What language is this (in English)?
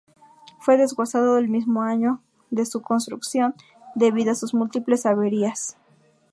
Spanish